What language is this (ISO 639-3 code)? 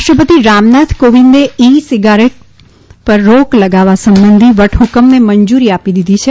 guj